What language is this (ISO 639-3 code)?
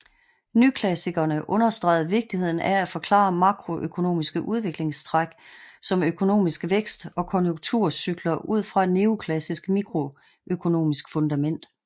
dan